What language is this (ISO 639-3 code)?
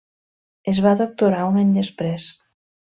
cat